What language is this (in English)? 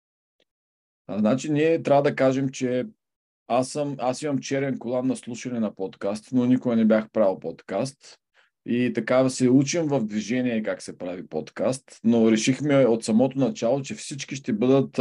Bulgarian